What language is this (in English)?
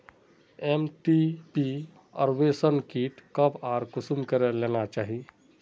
Magahi